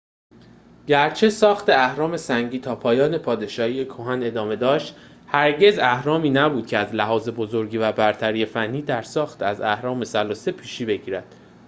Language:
Persian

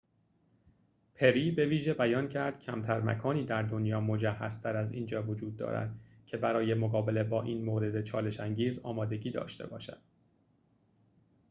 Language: Persian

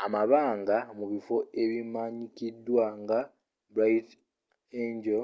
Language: Ganda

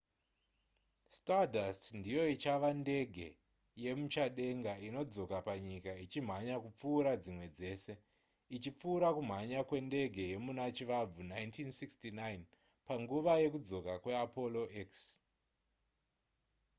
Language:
Shona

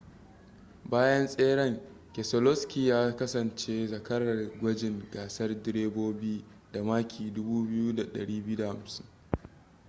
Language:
Hausa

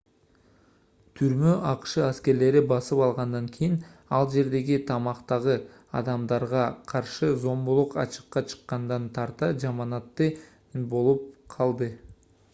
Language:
Kyrgyz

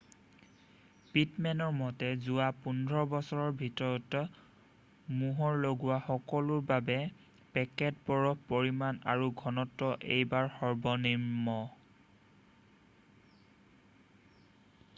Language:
Assamese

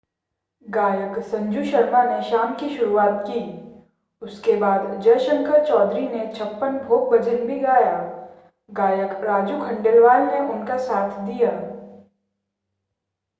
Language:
Hindi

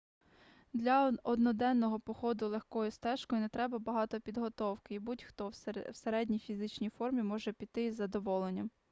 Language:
Ukrainian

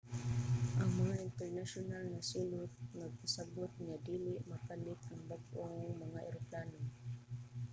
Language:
Cebuano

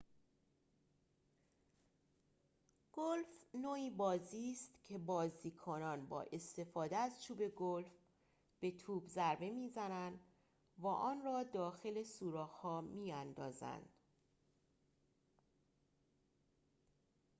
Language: Persian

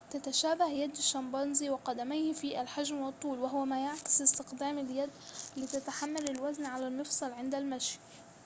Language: Arabic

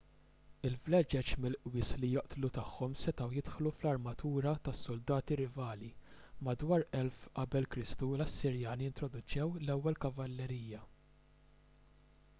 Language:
Maltese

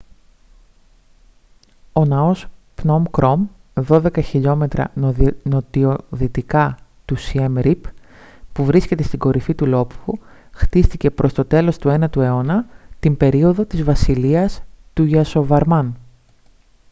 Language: Greek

